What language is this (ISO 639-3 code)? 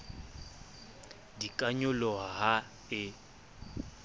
sot